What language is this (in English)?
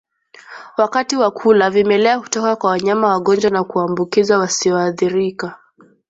Swahili